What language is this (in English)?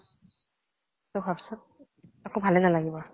Assamese